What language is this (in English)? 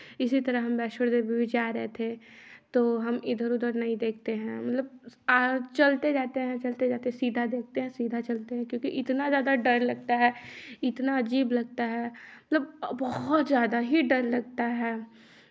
Hindi